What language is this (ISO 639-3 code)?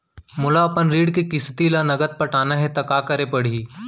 hne